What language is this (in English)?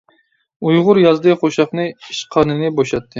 Uyghur